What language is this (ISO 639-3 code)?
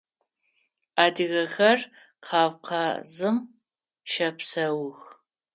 ady